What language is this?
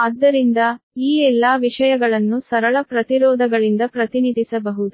Kannada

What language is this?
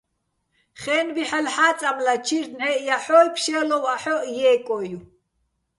Bats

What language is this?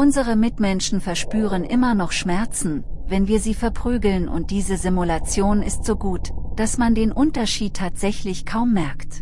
German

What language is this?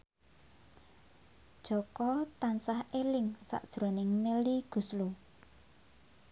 Javanese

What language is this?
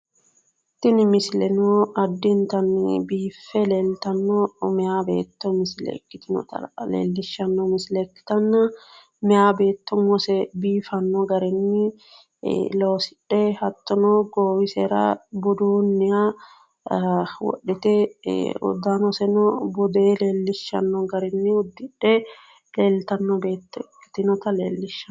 Sidamo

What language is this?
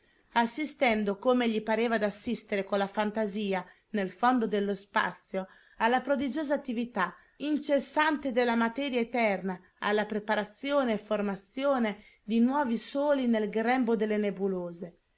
Italian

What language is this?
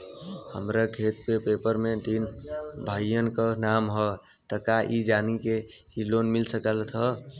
Bhojpuri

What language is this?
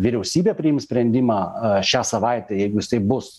Lithuanian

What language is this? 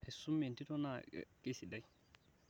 Masai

